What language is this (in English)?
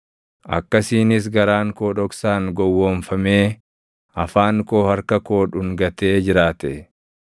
Oromo